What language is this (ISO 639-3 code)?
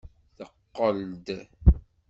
kab